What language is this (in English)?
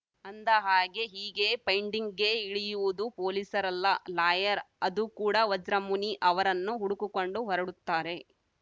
Kannada